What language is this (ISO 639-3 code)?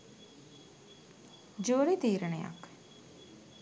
sin